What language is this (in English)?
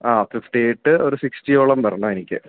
Malayalam